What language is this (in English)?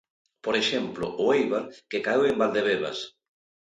Galician